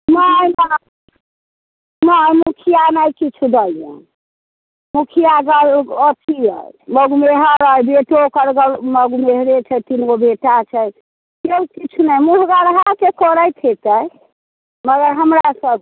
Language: Maithili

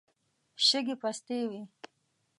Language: Pashto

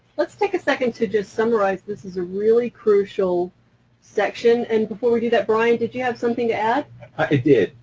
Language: English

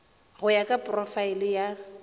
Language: Northern Sotho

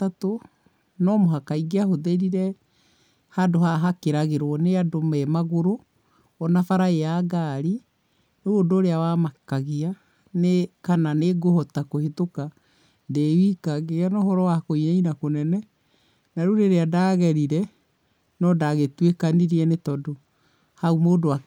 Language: Kikuyu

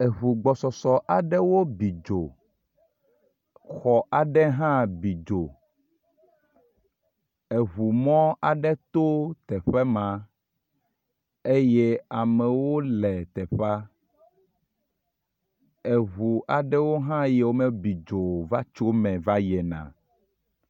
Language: Ewe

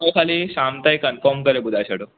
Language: Sindhi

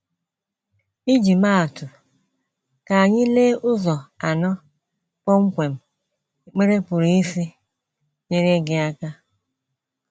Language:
Igbo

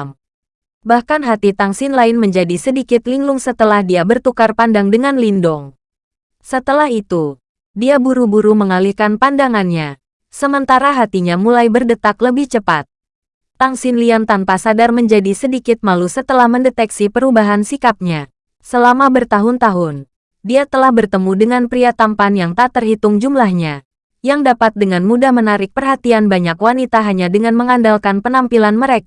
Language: Indonesian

